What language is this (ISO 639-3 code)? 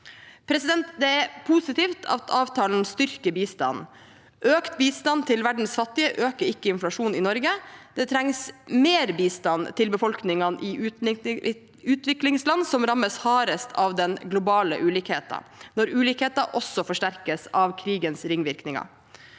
nor